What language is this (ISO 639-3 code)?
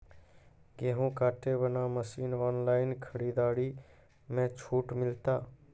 mai